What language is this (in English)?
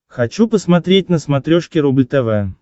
Russian